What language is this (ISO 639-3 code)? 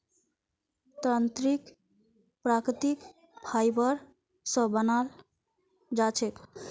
mag